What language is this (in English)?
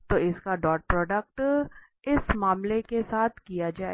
Hindi